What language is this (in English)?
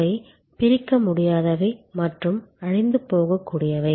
Tamil